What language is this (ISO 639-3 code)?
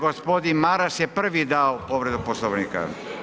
hrv